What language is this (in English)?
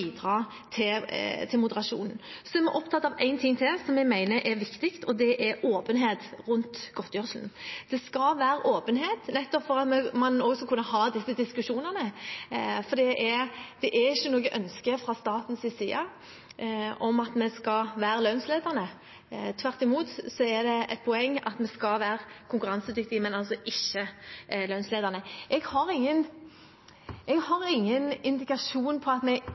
Norwegian Bokmål